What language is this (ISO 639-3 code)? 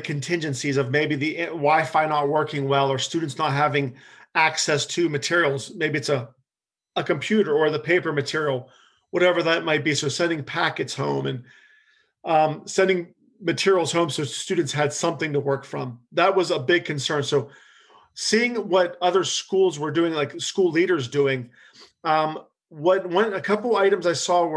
eng